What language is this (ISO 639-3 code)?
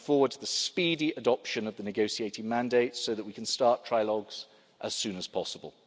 eng